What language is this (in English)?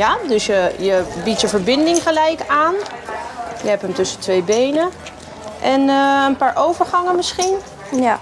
Dutch